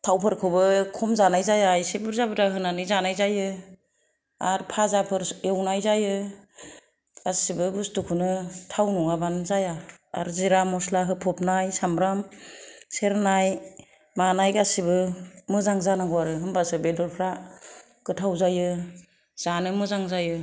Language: Bodo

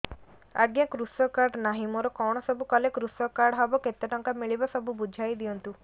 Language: Odia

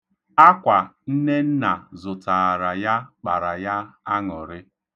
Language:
Igbo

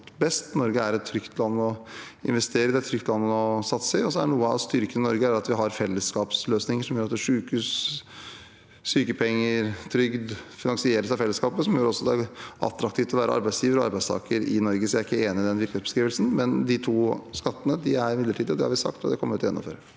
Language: Norwegian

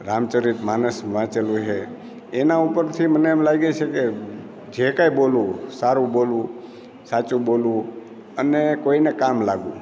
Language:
Gujarati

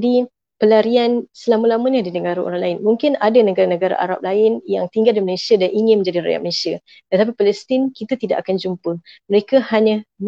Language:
Malay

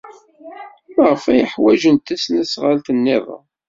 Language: Kabyle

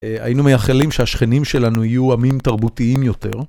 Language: Hebrew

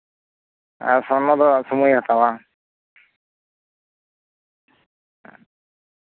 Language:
Santali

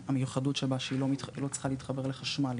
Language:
Hebrew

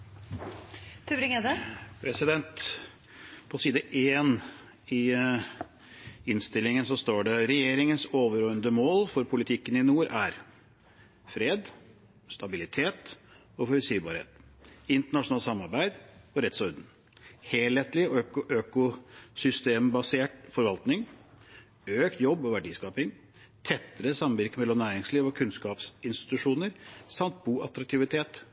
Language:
Norwegian Bokmål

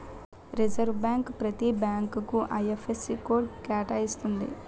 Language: Telugu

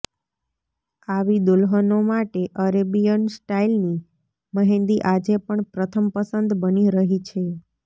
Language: Gujarati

